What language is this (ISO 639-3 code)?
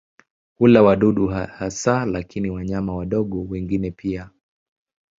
swa